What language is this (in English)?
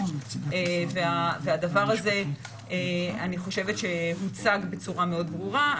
Hebrew